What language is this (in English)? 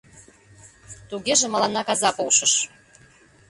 Mari